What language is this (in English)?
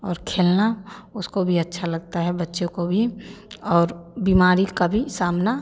Hindi